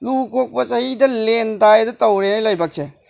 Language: Manipuri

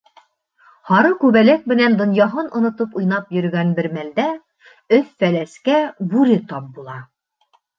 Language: Bashkir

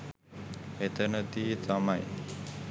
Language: Sinhala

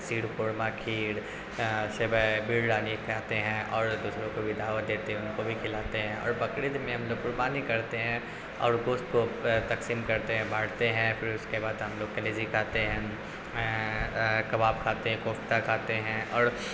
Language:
Urdu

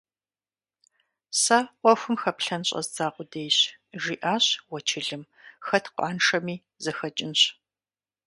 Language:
Kabardian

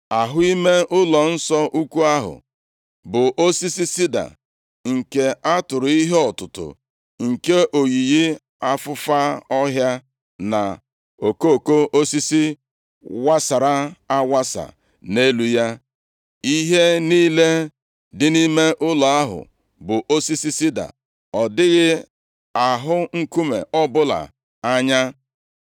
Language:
Igbo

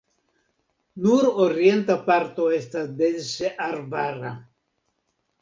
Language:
Esperanto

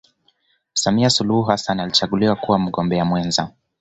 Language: Swahili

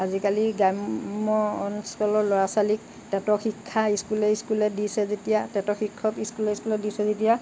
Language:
Assamese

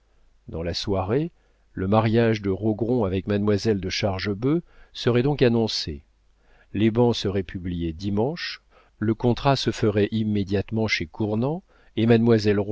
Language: French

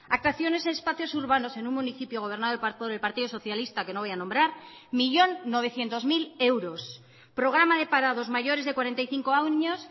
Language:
Spanish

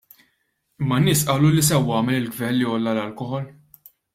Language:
Maltese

